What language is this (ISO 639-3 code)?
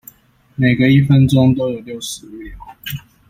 zho